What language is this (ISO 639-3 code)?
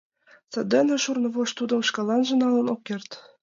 chm